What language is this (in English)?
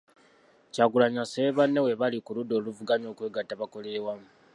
Ganda